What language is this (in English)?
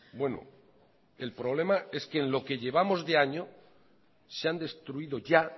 Spanish